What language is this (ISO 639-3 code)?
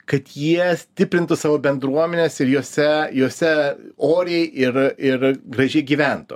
lit